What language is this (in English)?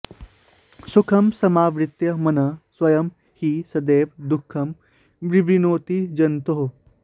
Sanskrit